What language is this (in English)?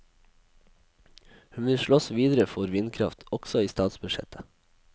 Norwegian